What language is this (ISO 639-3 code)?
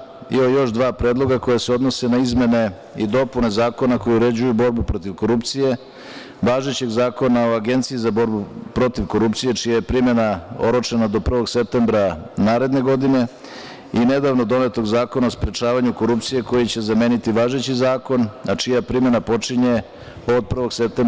srp